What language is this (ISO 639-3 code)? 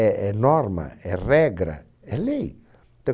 por